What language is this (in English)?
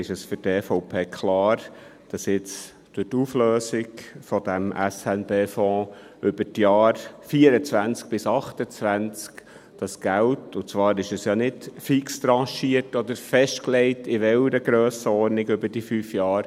Swiss German